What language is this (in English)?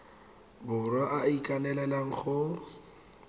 Tswana